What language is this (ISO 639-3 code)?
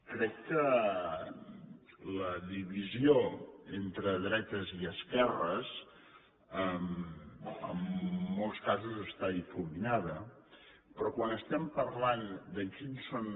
cat